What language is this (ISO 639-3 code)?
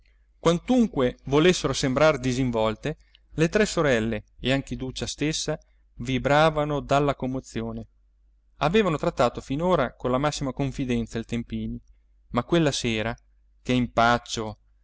ita